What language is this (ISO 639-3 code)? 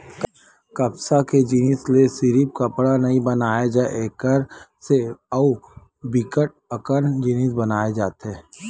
hne